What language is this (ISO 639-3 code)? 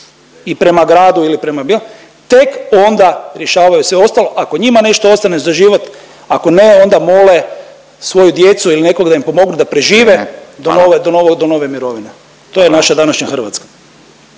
hrv